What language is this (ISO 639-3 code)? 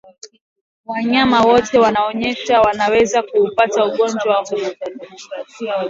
swa